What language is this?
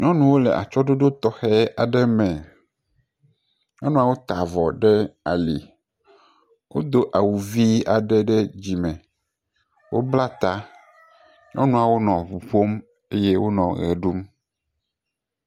Ewe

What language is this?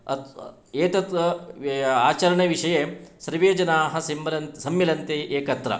Sanskrit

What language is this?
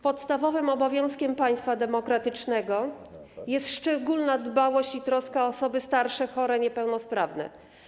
Polish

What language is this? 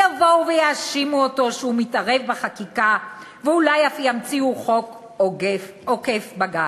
Hebrew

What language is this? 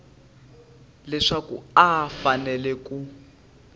Tsonga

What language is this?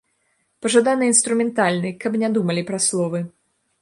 Belarusian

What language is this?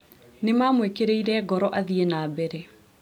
Kikuyu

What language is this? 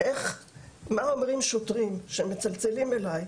Hebrew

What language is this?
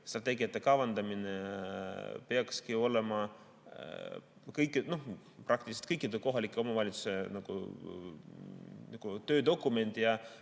Estonian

